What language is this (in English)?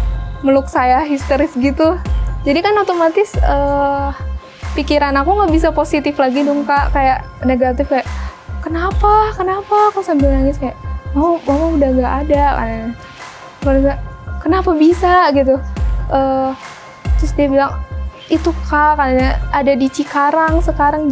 Indonesian